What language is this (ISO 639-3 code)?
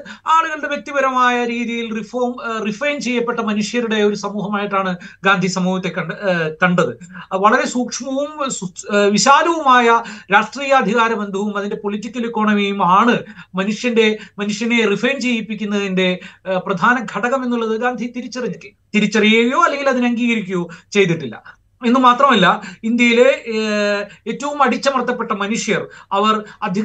mal